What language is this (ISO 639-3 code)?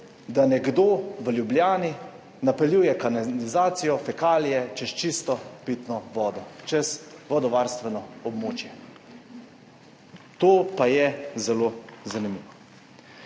slv